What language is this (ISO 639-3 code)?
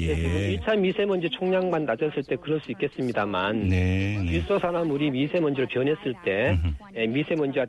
kor